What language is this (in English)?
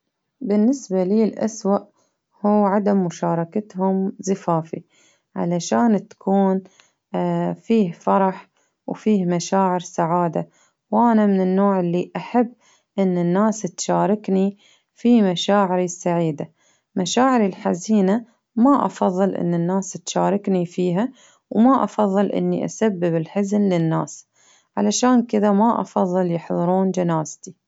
Baharna Arabic